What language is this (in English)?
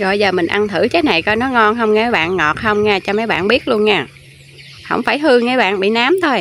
Vietnamese